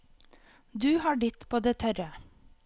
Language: Norwegian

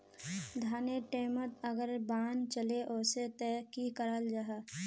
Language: Magahi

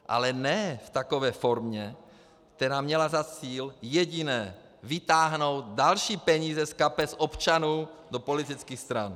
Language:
Czech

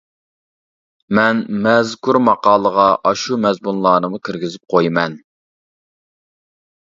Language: Uyghur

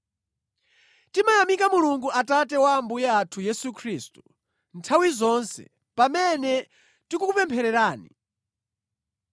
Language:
Nyanja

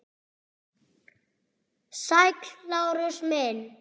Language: Icelandic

